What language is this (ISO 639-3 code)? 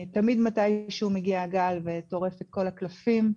heb